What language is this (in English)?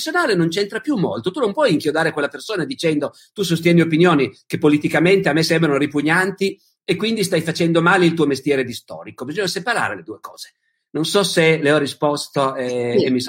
Italian